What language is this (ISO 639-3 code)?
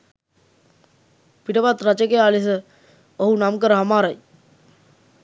sin